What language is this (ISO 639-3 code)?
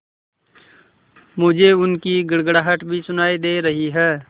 hin